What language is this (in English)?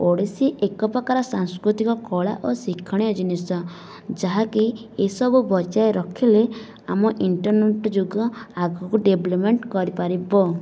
Odia